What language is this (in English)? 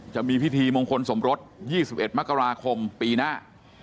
Thai